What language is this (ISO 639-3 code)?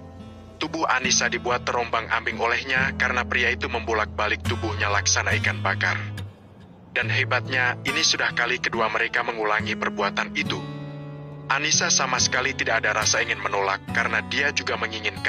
ind